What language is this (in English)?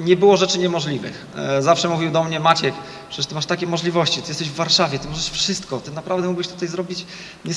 Polish